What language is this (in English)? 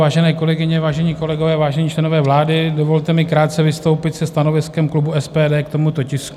Czech